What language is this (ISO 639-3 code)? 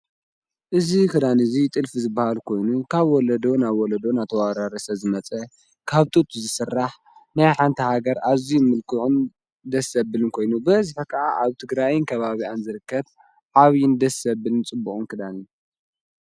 tir